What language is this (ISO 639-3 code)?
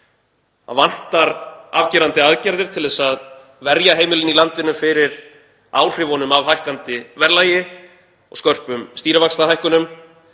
isl